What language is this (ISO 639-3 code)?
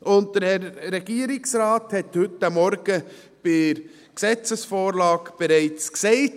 gsw